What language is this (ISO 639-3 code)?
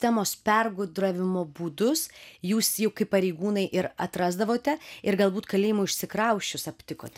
lit